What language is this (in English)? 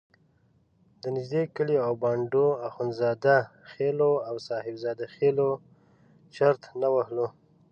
Pashto